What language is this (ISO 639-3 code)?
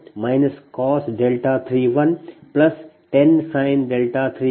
kan